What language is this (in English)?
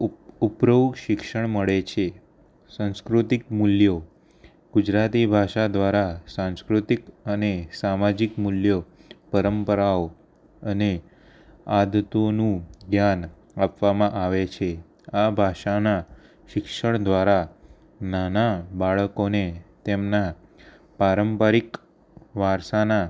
Gujarati